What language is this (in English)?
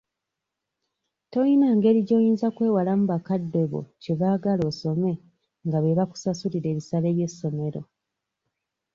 Ganda